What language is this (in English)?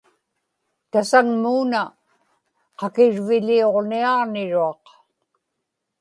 Inupiaq